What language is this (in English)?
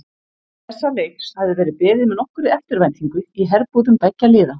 Icelandic